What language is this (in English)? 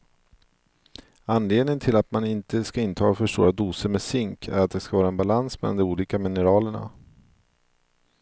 Swedish